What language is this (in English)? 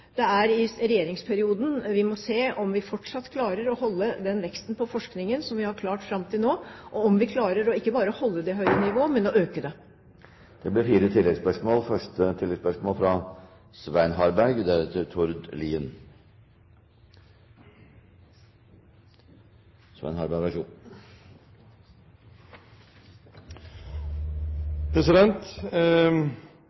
Norwegian